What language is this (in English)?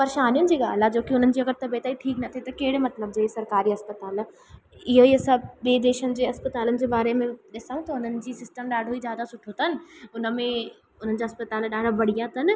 Sindhi